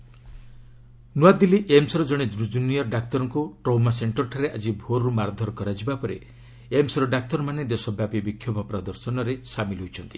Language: Odia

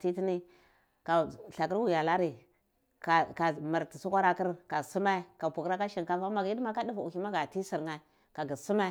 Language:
Cibak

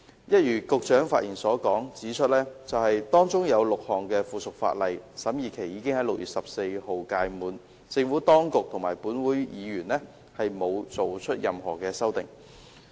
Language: Cantonese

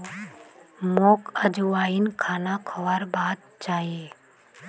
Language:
Magahi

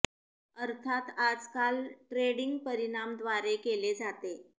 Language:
Marathi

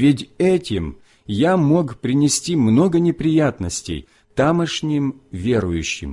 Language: Russian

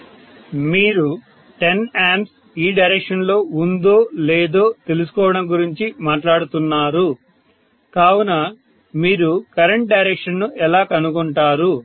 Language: Telugu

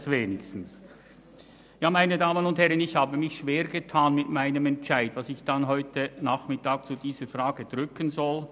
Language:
Swiss German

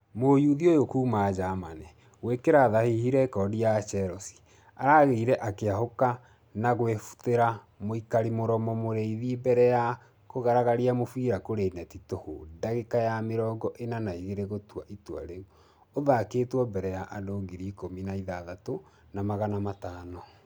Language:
Kikuyu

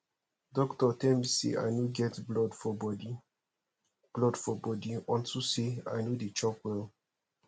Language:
Nigerian Pidgin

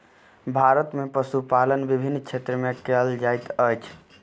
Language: Maithili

